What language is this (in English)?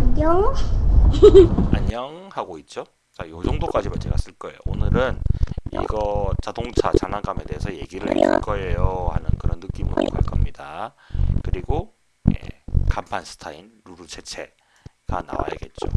Korean